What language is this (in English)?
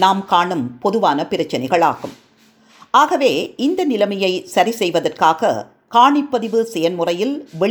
Tamil